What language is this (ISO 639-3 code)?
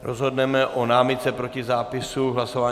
ces